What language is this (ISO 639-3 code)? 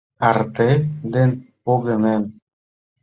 chm